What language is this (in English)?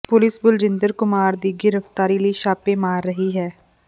Punjabi